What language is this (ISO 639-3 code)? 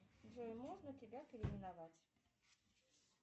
rus